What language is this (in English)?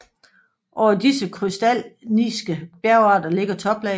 Danish